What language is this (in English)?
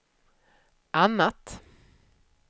Swedish